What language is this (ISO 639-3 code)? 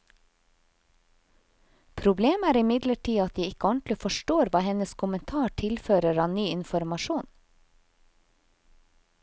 nor